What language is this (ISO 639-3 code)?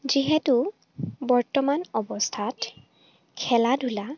asm